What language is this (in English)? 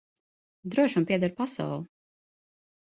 Latvian